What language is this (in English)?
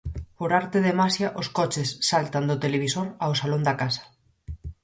Galician